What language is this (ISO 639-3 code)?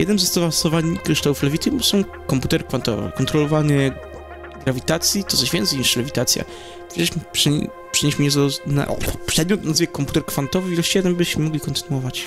pol